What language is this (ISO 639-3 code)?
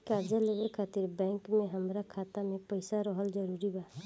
bho